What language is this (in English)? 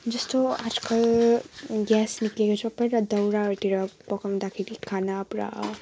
Nepali